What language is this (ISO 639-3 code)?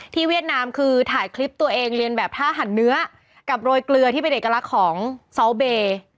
tha